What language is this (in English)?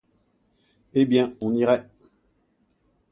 French